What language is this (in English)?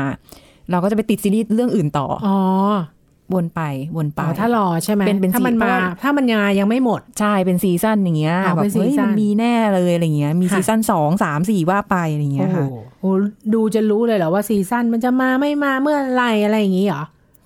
Thai